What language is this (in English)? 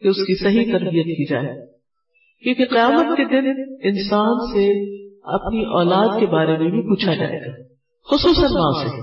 Urdu